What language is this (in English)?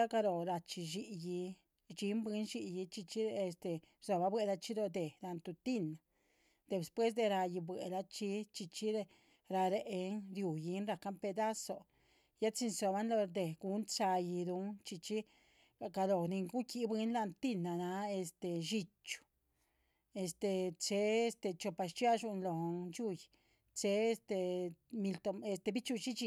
Chichicapan Zapotec